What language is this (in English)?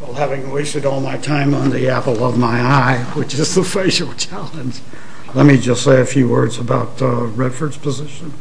English